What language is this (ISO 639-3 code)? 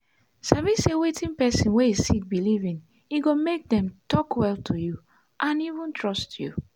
pcm